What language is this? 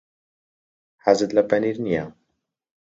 Central Kurdish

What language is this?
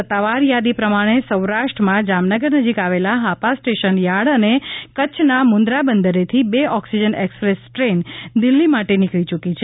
Gujarati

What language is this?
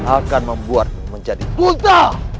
Indonesian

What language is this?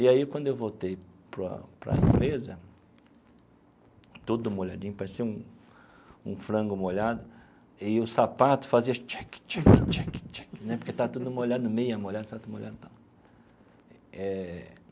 Portuguese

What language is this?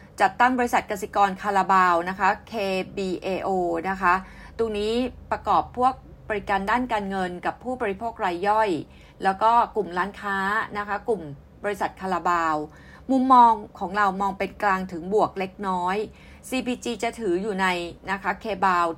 Thai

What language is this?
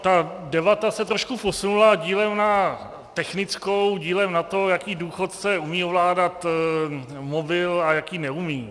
Czech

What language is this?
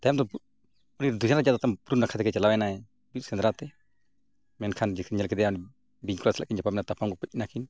Santali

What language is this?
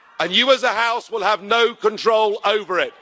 English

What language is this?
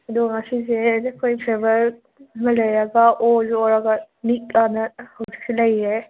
Manipuri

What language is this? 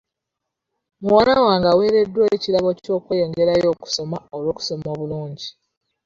Ganda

